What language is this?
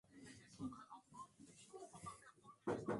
Swahili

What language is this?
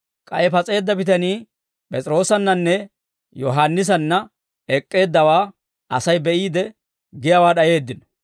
Dawro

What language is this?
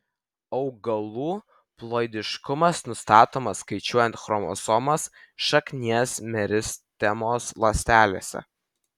Lithuanian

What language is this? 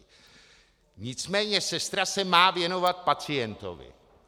Czech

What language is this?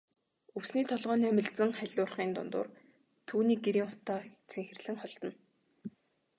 Mongolian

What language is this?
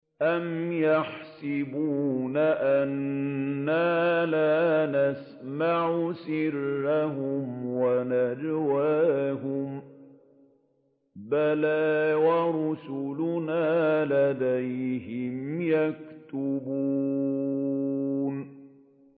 Arabic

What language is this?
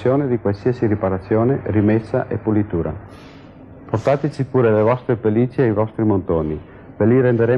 Italian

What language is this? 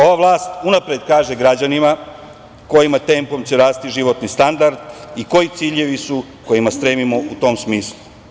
Serbian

